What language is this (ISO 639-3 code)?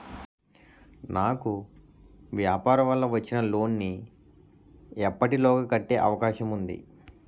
tel